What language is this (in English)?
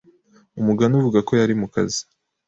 Kinyarwanda